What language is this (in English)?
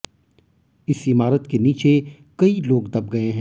Hindi